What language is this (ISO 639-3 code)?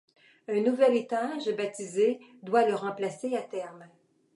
fra